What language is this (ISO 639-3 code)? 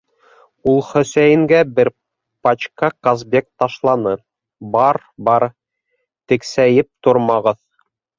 bak